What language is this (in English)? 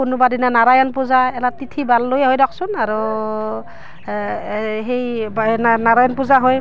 Assamese